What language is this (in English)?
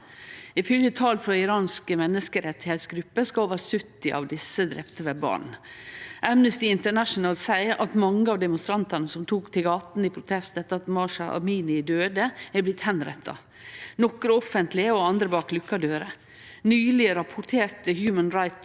Norwegian